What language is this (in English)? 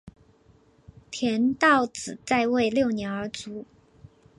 Chinese